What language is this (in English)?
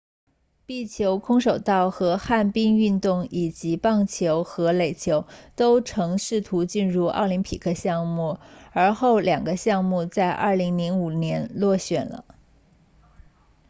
Chinese